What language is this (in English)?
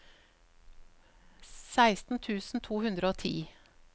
Norwegian